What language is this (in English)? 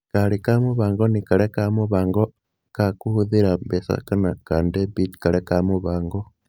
Kikuyu